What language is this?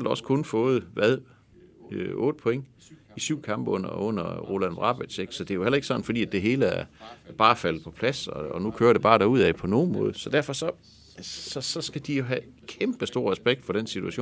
Danish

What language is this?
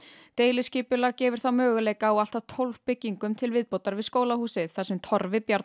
Icelandic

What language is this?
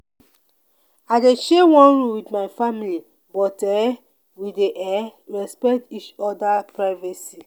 Nigerian Pidgin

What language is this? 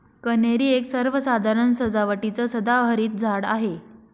Marathi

